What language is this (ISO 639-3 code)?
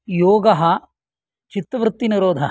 san